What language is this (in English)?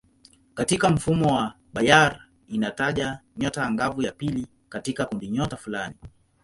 Swahili